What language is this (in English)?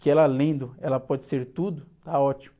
Portuguese